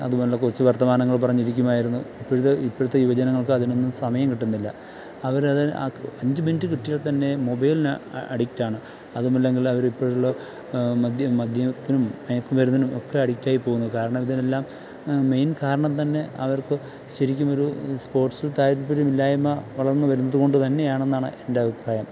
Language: Malayalam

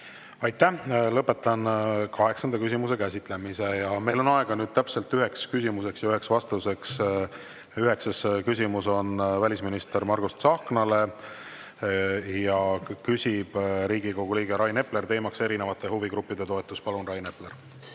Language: Estonian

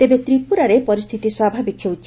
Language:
Odia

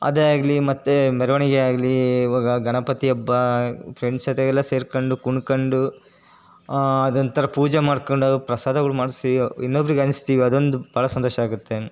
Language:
Kannada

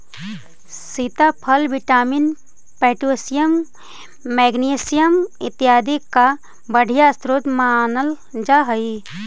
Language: Magahi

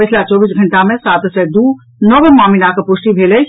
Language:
Maithili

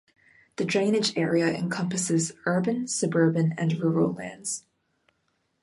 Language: English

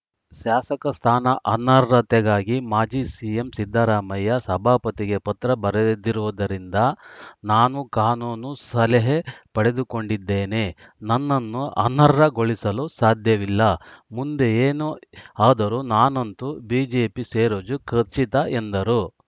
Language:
Kannada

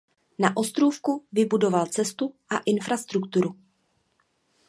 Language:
Czech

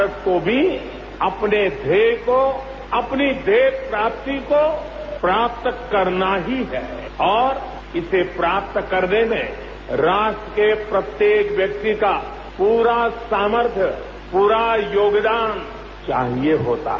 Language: Hindi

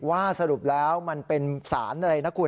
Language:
Thai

